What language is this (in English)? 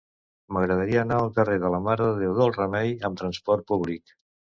Catalan